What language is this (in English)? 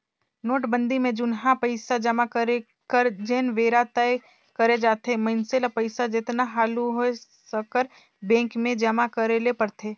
Chhattisgarhi